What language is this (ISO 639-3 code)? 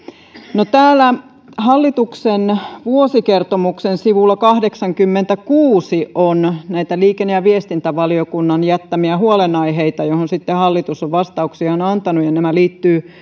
fin